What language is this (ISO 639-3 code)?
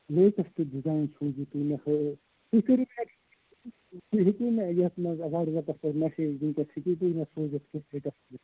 kas